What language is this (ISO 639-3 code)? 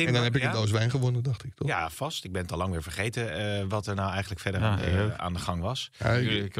nld